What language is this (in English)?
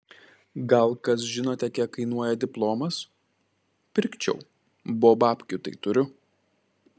Lithuanian